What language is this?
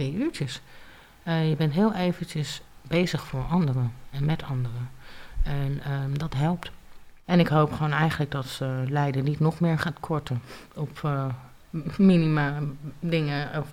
Dutch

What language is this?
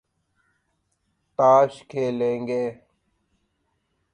Urdu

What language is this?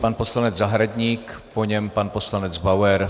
Czech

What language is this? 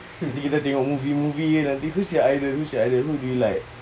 English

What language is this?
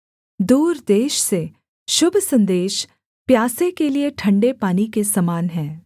Hindi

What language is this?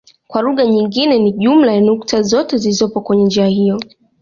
Swahili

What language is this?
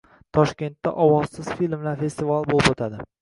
Uzbek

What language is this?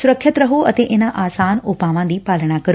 Punjabi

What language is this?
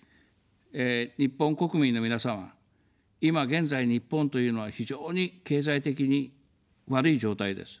Japanese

